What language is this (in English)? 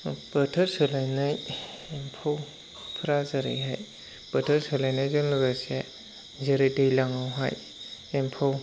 Bodo